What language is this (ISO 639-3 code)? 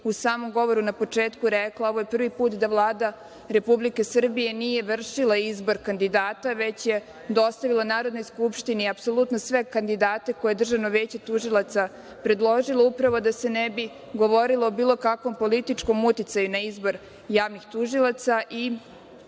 srp